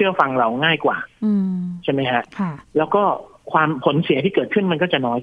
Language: Thai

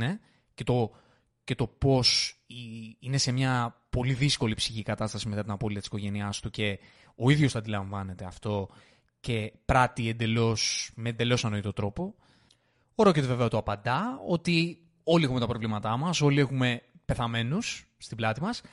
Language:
Greek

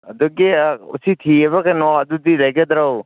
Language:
Manipuri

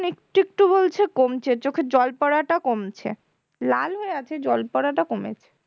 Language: Bangla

